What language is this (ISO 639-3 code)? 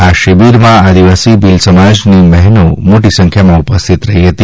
guj